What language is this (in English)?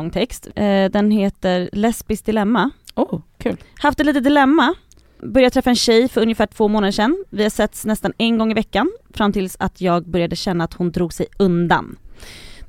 Swedish